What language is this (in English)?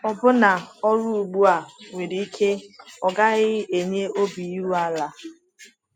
Igbo